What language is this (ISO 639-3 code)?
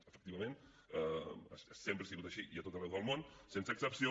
cat